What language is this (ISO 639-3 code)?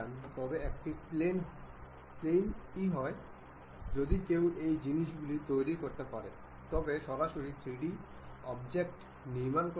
ben